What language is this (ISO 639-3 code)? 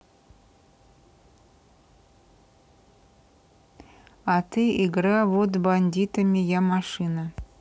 rus